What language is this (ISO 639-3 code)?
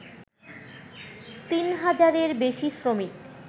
ben